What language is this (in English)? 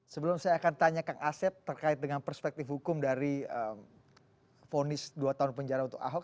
Indonesian